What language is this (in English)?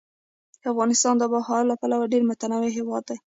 Pashto